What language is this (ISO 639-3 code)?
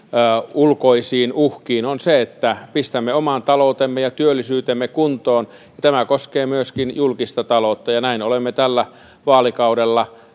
fin